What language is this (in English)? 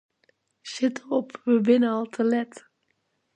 Western Frisian